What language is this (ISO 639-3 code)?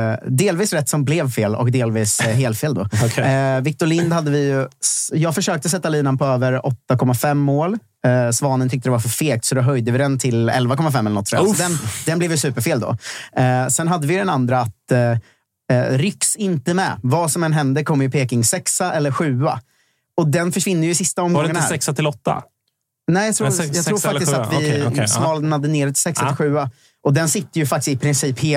swe